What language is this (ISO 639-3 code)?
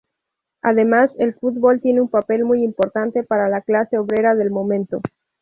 spa